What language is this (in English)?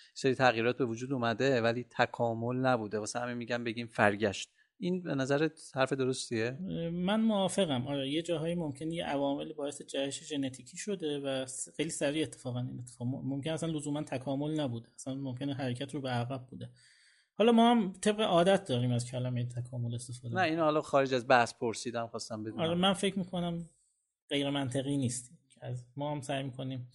Persian